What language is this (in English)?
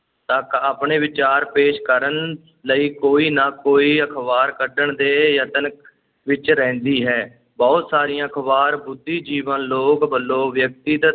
Punjabi